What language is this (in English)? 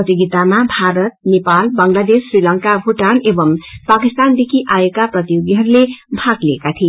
Nepali